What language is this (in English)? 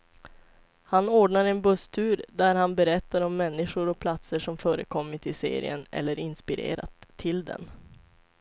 Swedish